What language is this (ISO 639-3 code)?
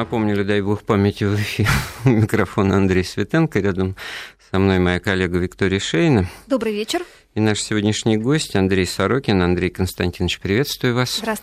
rus